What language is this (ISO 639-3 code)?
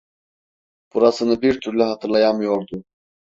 tur